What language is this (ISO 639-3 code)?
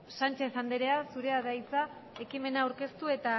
eus